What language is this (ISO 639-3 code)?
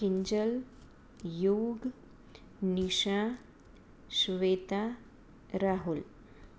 guj